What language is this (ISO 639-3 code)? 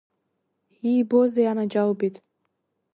abk